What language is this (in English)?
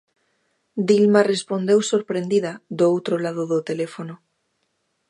Galician